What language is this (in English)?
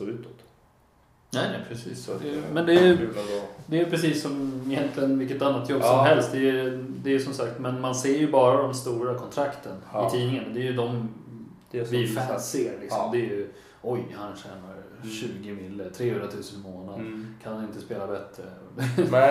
Swedish